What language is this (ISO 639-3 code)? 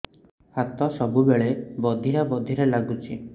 ori